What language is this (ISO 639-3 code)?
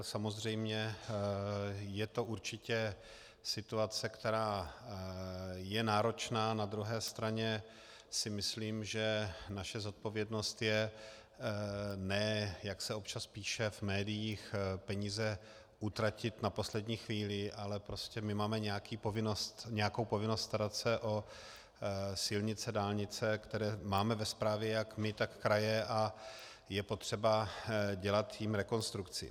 ces